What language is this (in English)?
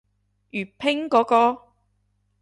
Cantonese